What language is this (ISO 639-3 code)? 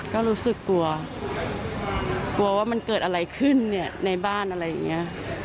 tha